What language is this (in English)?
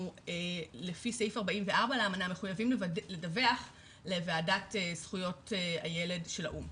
Hebrew